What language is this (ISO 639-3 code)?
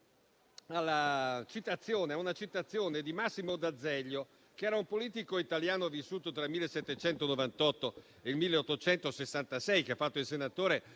ita